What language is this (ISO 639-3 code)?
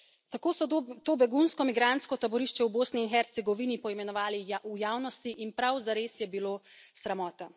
slv